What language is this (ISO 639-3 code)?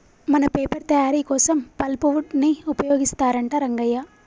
tel